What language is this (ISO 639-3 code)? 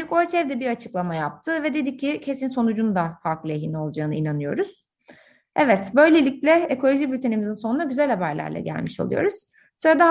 tur